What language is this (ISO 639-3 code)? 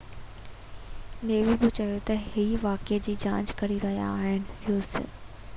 snd